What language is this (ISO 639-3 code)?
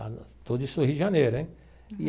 por